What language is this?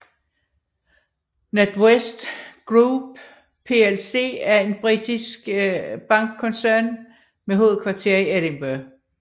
Danish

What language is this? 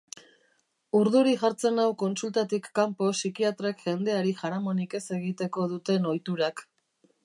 Basque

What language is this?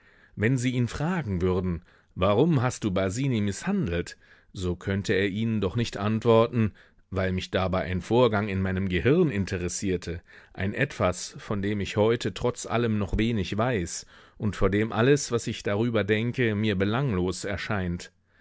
German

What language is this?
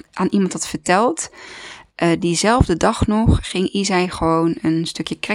Dutch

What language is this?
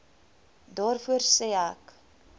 Afrikaans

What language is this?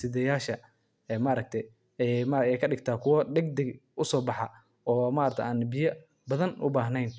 Somali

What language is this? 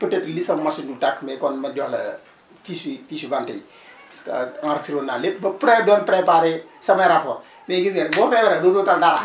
Wolof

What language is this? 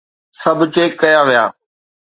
Sindhi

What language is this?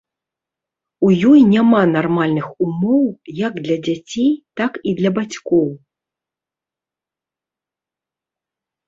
Belarusian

